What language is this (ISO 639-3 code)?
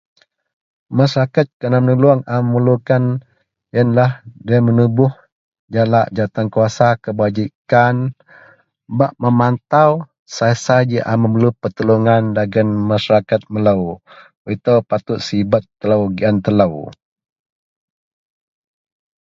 mel